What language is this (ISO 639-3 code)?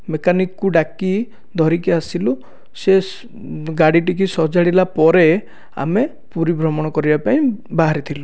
ori